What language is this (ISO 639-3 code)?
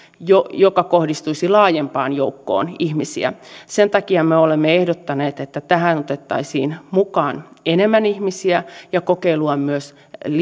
fin